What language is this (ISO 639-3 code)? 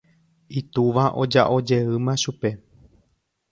grn